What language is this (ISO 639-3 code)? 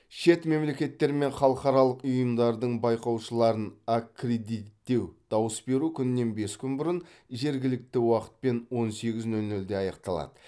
kaz